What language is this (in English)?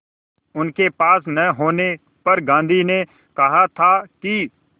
Hindi